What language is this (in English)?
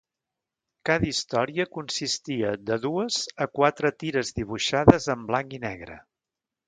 Catalan